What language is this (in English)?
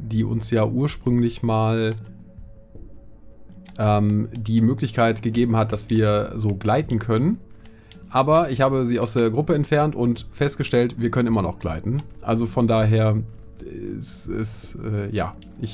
German